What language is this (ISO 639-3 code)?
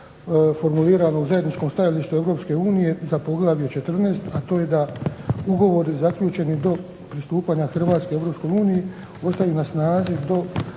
hrv